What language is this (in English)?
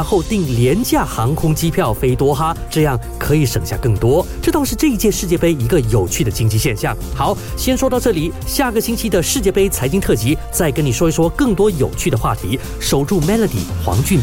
Chinese